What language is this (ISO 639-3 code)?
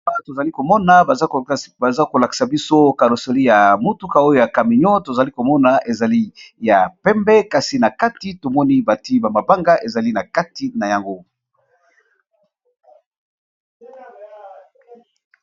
lin